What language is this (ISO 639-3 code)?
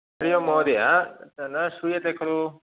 san